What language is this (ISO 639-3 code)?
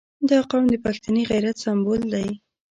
pus